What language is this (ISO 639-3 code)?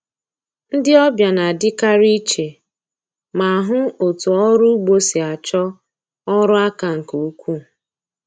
ibo